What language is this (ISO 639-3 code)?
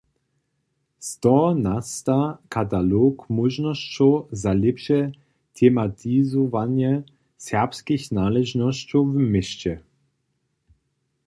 hsb